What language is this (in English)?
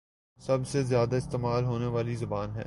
Urdu